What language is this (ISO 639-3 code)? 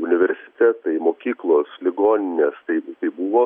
lit